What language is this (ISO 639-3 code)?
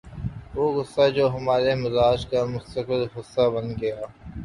urd